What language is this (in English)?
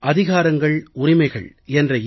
Tamil